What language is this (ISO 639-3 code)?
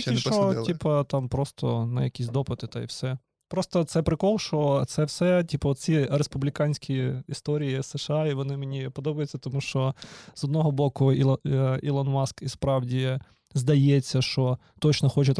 ukr